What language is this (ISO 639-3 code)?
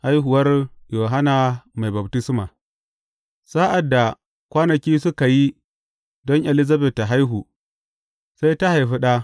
hau